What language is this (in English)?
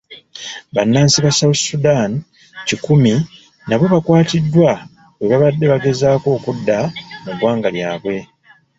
Ganda